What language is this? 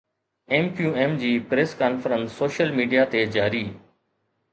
Sindhi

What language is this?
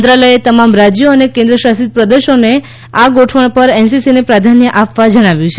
Gujarati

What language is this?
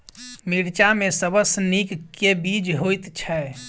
Maithili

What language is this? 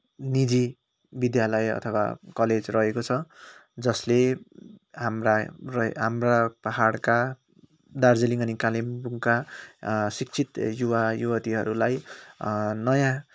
Nepali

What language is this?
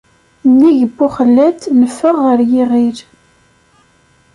Kabyle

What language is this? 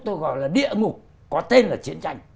Vietnamese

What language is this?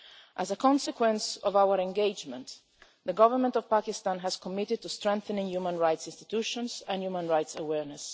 English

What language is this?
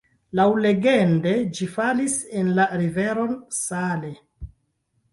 Esperanto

